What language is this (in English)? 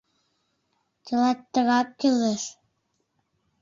Mari